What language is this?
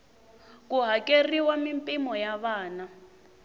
Tsonga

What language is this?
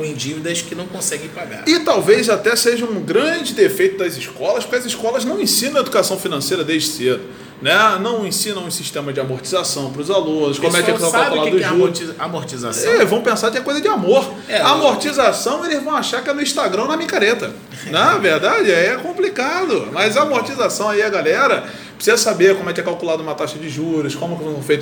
Portuguese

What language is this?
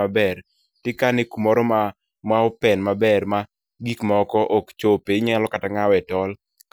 Luo (Kenya and Tanzania)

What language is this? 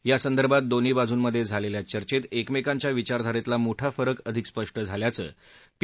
Marathi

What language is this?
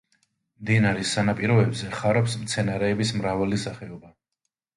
Georgian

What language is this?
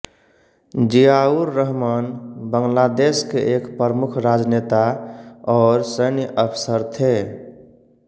Hindi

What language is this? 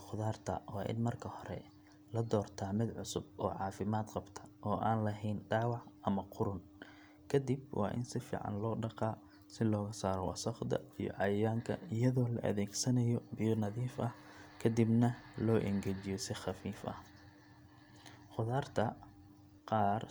Somali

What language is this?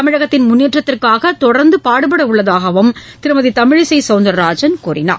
Tamil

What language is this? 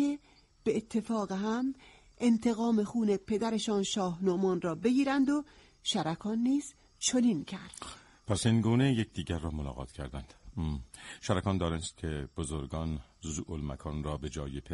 Persian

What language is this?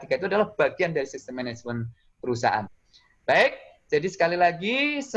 Indonesian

